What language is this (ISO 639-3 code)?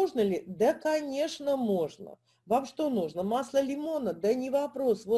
rus